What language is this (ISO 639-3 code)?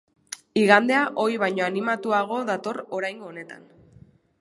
eus